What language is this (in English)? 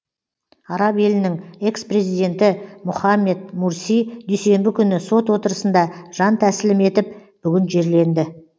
Kazakh